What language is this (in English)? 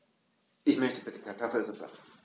German